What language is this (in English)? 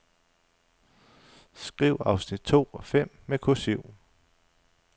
Danish